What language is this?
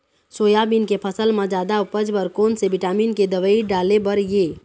Chhattisgarhi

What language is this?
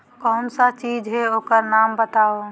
Magahi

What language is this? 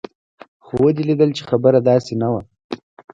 Pashto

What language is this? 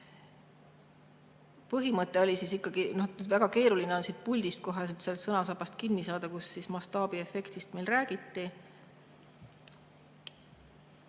Estonian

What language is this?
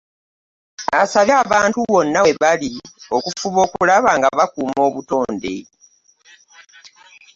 Ganda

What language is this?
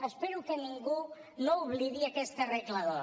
Catalan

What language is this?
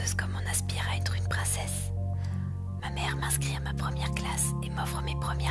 French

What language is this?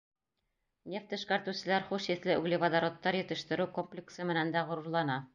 Bashkir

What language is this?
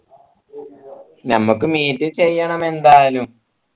Malayalam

